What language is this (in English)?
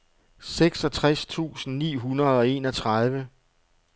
Danish